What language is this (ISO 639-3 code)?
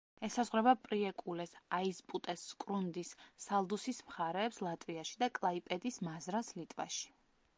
kat